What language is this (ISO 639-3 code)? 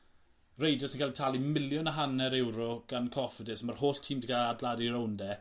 cym